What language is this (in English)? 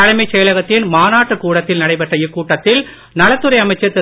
Tamil